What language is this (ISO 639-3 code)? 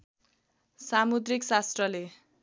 nep